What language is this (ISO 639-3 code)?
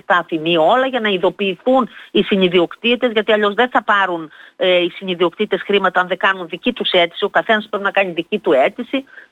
ell